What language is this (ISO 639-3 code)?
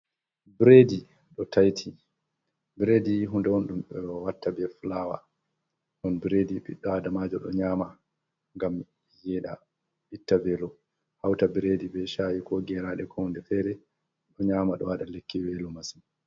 ful